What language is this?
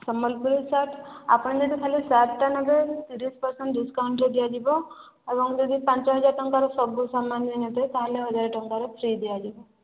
Odia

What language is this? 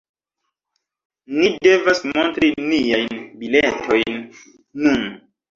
Esperanto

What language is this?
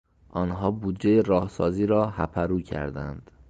Persian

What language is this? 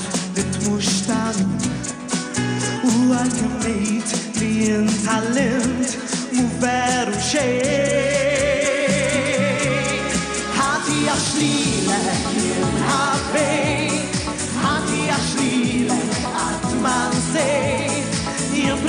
Latvian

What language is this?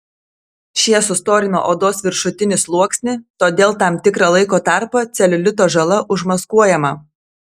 Lithuanian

